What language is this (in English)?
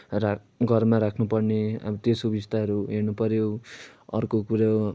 Nepali